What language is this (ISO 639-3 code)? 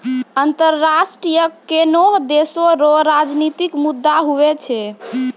mai